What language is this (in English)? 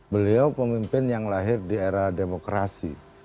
Indonesian